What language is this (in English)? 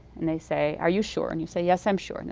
English